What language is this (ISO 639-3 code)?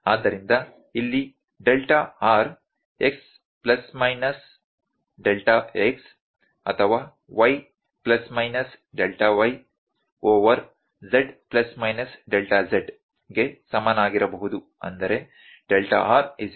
kan